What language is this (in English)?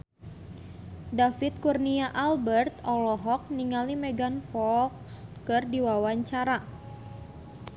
Sundanese